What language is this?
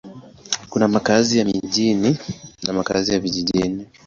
Swahili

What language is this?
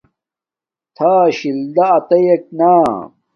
Domaaki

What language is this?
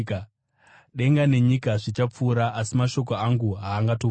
Shona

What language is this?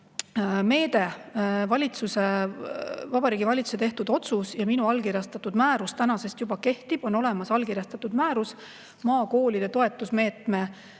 Estonian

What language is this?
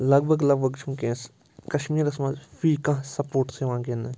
Kashmiri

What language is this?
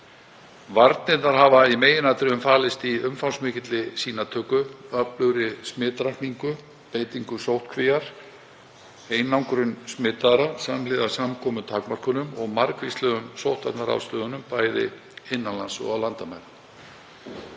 Icelandic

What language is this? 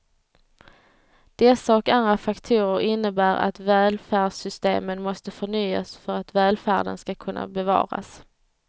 Swedish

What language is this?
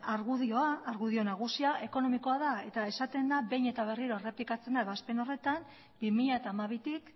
Basque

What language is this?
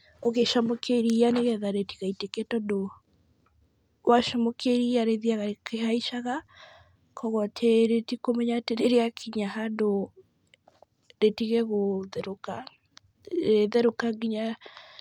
Kikuyu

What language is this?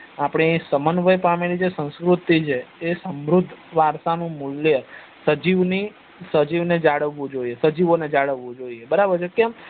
Gujarati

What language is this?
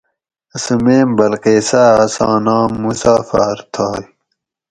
Gawri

